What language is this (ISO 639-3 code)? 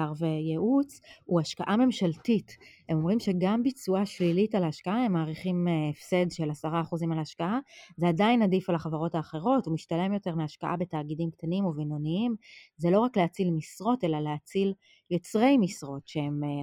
heb